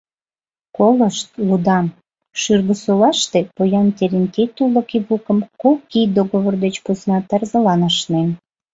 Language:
Mari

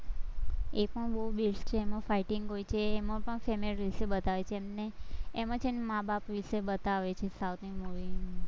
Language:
Gujarati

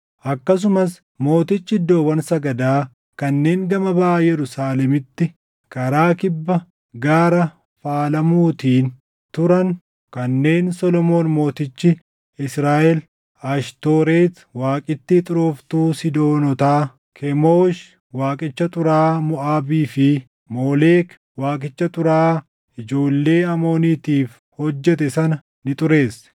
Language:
Oromo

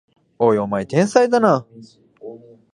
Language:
Japanese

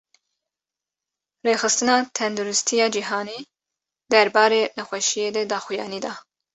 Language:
Kurdish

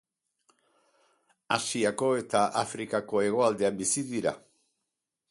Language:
Basque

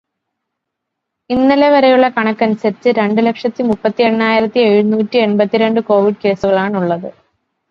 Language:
Malayalam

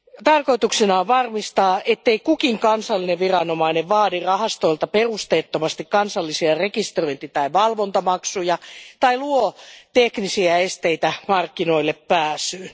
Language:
Finnish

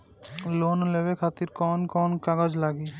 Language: Bhojpuri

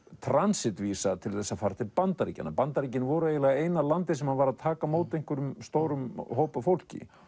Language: Icelandic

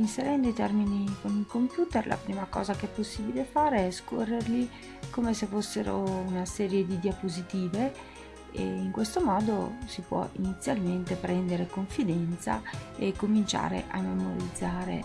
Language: Italian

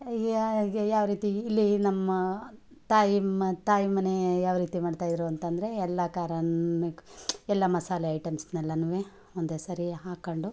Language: Kannada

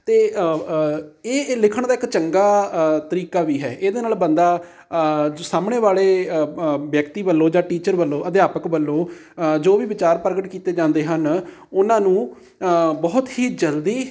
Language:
Punjabi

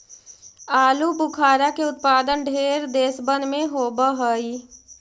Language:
Magahi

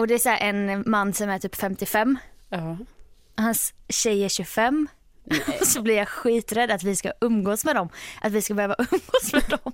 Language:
Swedish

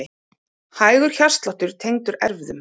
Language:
Icelandic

